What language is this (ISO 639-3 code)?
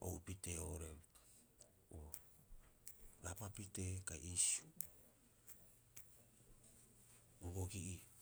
kyx